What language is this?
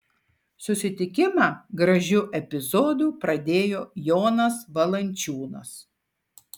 Lithuanian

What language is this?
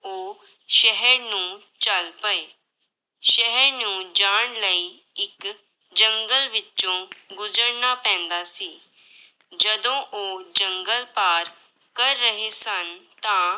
Punjabi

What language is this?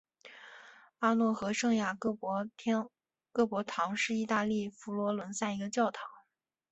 Chinese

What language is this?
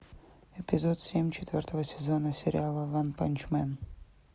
Russian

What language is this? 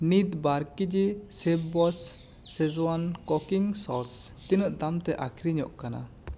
Santali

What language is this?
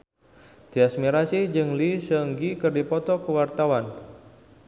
Sundanese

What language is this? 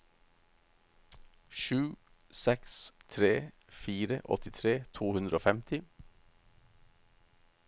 Norwegian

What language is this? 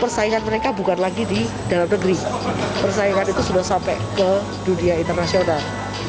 Indonesian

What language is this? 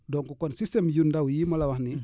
Wolof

